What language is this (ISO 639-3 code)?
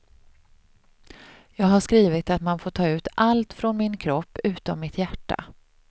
swe